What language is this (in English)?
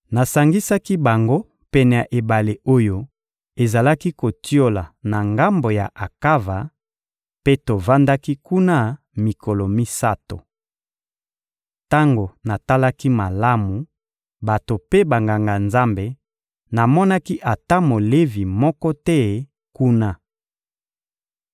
Lingala